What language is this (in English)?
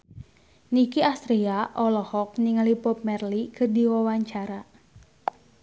Sundanese